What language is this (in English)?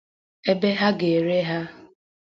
Igbo